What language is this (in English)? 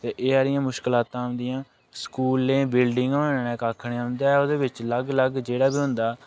Dogri